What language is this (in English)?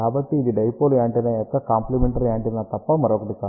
Telugu